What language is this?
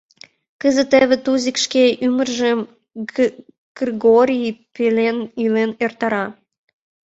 Mari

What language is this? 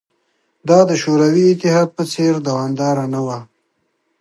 Pashto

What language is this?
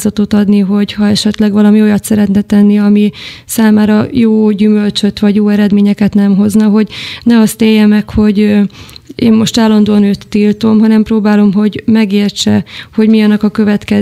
Hungarian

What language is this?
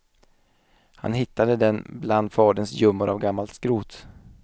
Swedish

